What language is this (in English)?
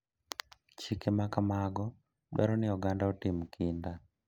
Luo (Kenya and Tanzania)